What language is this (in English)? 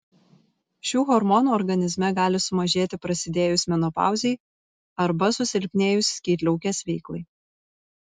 Lithuanian